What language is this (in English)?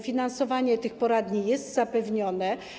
Polish